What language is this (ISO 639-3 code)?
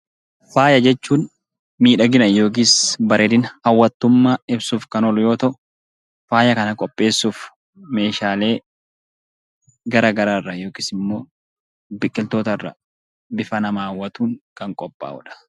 orm